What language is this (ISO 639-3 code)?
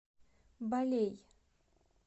rus